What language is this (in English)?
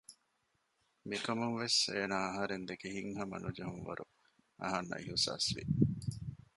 Divehi